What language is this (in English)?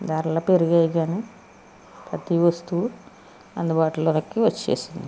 Telugu